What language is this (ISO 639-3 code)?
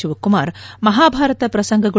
kan